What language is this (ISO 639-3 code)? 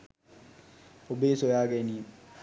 sin